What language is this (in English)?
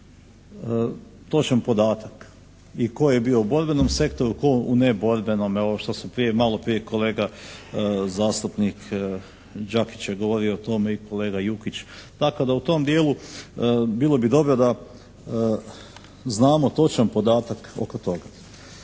Croatian